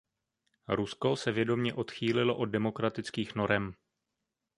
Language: Czech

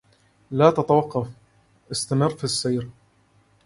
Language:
Arabic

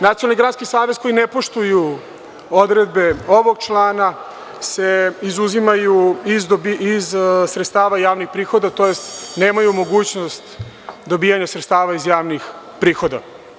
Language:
Serbian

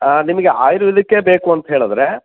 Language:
Kannada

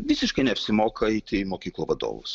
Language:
Lithuanian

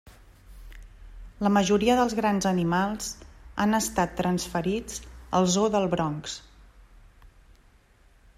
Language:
Catalan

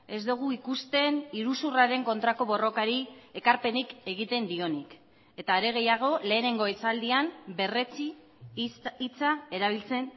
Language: Basque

